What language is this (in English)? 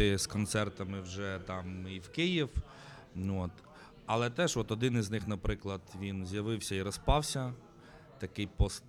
Ukrainian